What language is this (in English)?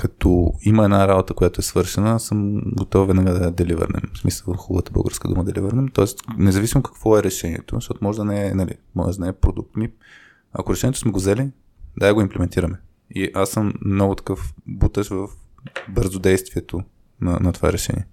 Bulgarian